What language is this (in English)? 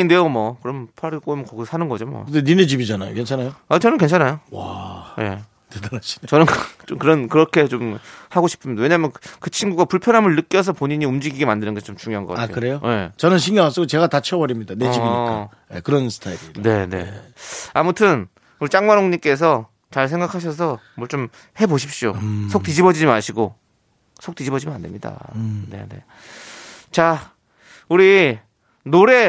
Korean